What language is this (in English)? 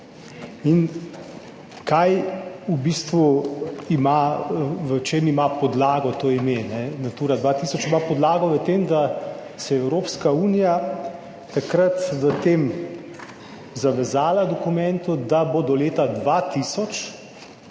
Slovenian